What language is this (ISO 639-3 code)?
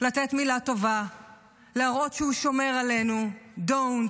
heb